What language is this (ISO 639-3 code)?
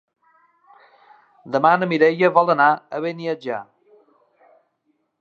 cat